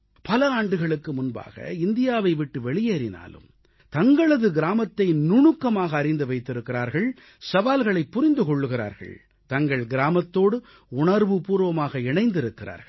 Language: Tamil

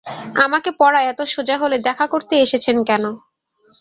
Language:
Bangla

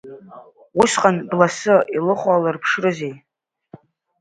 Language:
Abkhazian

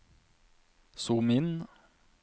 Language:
Norwegian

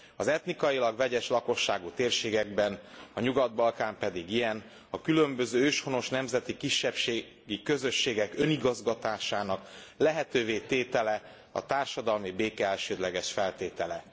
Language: Hungarian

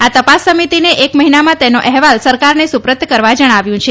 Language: Gujarati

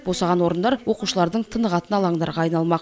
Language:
Kazakh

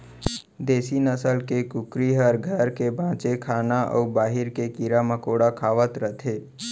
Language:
Chhattisgarhi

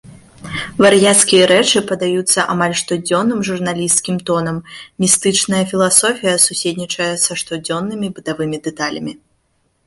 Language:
Belarusian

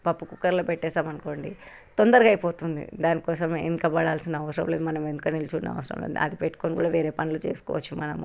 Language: Telugu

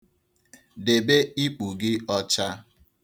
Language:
Igbo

